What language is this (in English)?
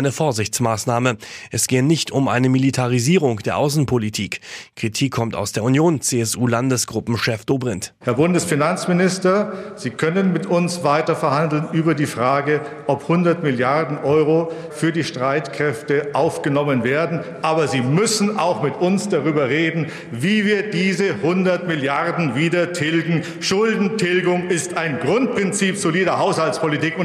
German